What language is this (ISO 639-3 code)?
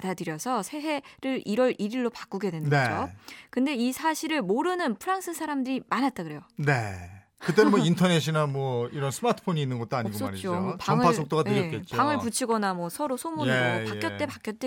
kor